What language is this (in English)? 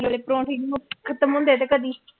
Punjabi